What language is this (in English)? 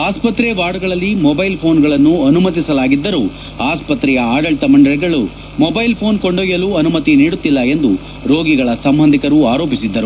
Kannada